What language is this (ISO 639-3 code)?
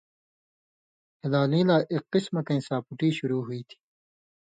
mvy